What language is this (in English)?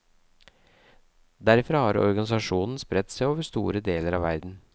Norwegian